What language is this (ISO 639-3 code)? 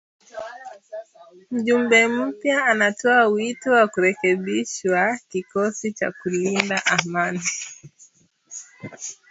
swa